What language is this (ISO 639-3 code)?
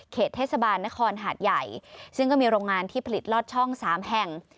tha